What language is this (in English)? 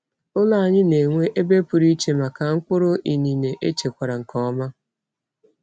Igbo